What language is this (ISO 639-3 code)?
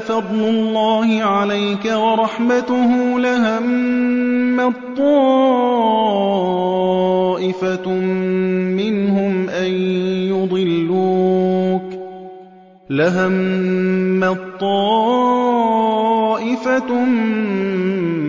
ara